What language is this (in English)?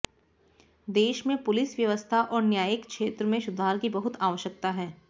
Hindi